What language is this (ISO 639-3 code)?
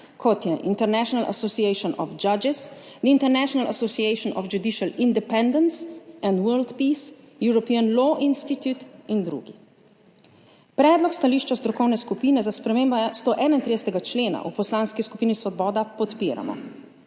slv